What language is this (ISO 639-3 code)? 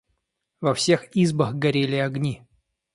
rus